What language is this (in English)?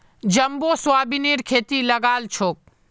Magahi